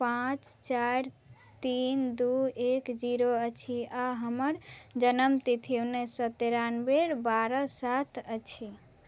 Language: Maithili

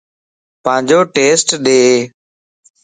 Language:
Lasi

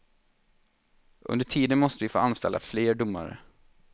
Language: Swedish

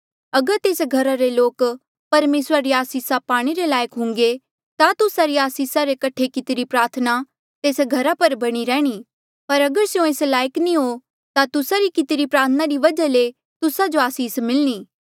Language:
Mandeali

